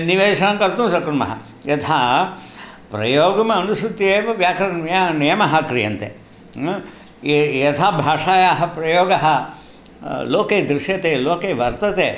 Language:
Sanskrit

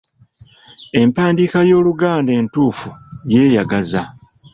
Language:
Ganda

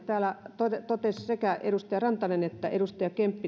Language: Finnish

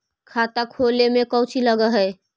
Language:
Magahi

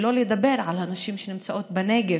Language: Hebrew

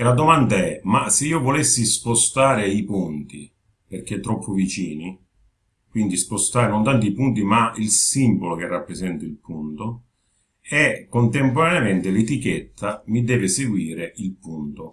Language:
Italian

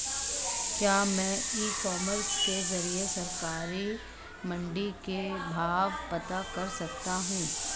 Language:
Hindi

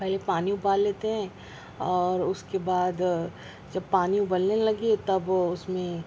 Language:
Urdu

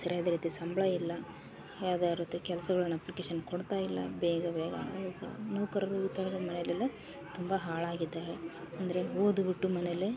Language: Kannada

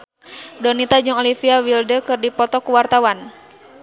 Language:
Sundanese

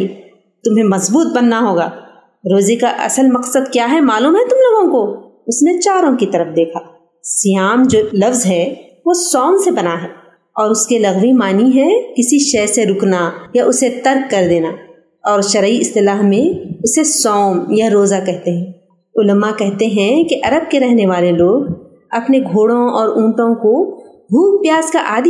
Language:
Urdu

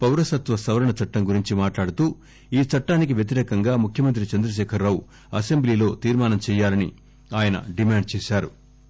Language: Telugu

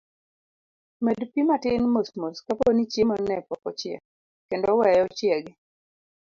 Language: Luo (Kenya and Tanzania)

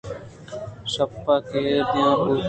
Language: Eastern Balochi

